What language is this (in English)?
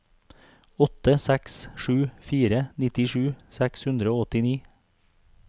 Norwegian